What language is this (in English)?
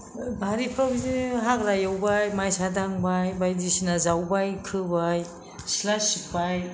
Bodo